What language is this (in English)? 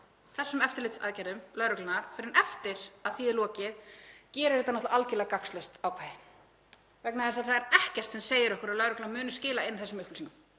Icelandic